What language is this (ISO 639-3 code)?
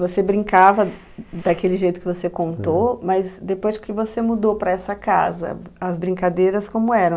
por